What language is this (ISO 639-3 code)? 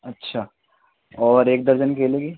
urd